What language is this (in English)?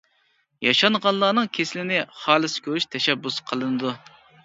Uyghur